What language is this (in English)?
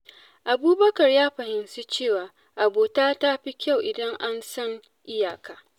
Hausa